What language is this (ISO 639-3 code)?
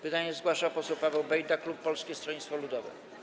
pol